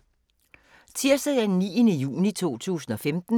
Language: Danish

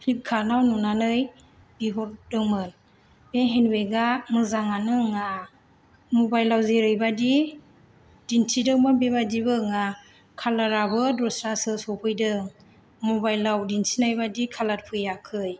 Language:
Bodo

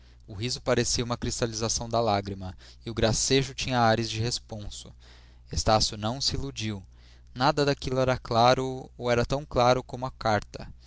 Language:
Portuguese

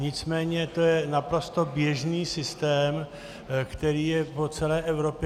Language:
Czech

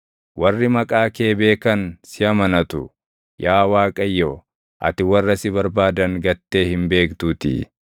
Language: Oromo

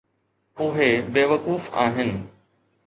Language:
Sindhi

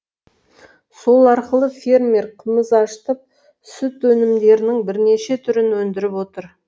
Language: Kazakh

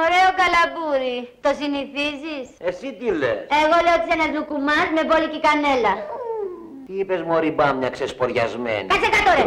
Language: Greek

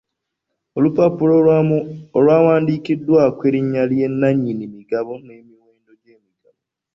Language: Ganda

